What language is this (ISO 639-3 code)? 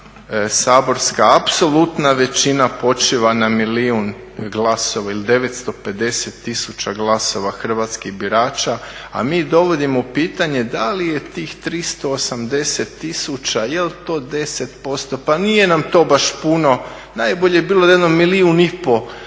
hrv